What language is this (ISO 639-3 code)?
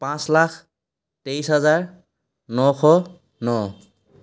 asm